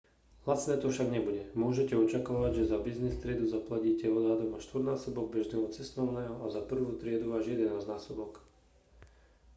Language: Slovak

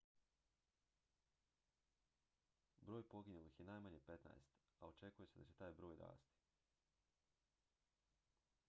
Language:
Croatian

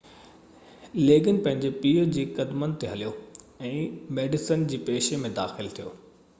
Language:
Sindhi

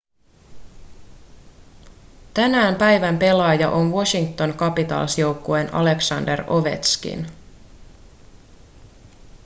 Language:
Finnish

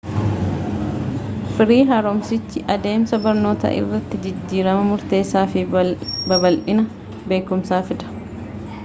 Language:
Oromo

